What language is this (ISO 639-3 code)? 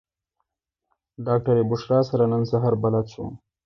pus